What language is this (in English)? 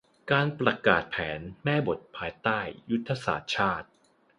Thai